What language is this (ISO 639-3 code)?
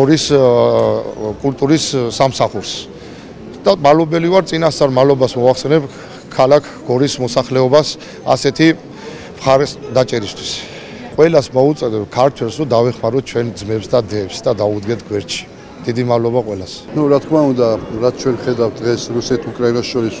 ron